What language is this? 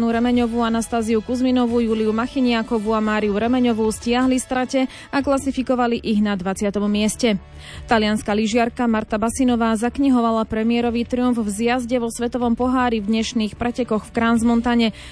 Slovak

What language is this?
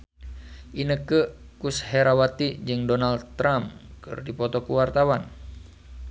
Sundanese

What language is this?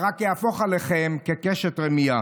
Hebrew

